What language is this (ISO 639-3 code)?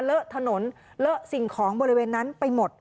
tha